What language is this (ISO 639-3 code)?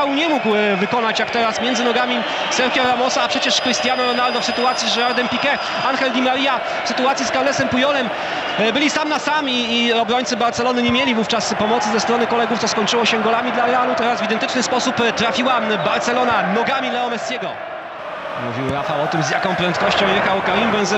pol